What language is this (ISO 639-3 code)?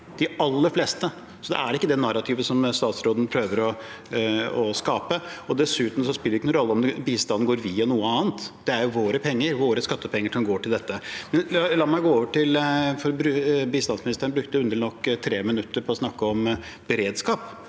nor